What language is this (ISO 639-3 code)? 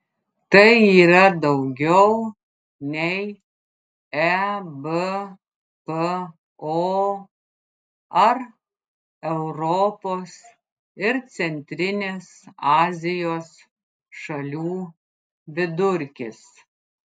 lit